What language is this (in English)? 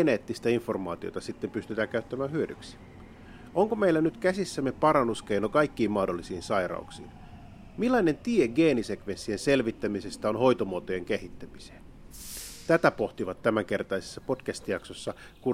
Finnish